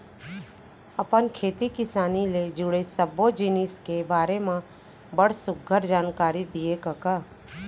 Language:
Chhattisgarhi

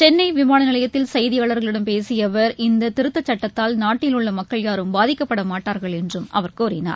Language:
Tamil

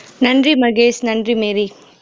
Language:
Tamil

